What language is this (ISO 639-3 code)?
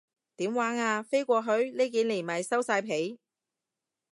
yue